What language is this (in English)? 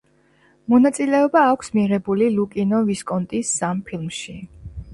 Georgian